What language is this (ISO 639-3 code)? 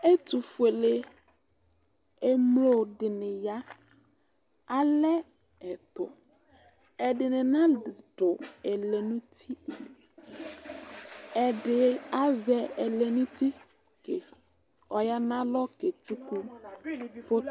kpo